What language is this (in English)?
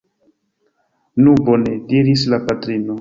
Esperanto